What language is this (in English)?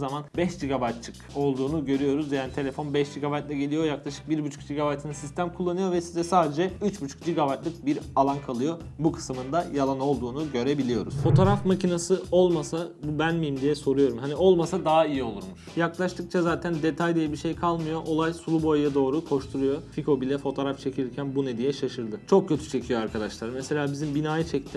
Turkish